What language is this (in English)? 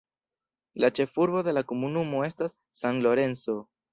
Esperanto